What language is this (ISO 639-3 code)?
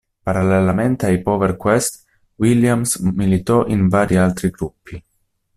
ita